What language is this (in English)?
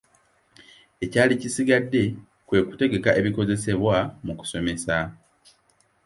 Ganda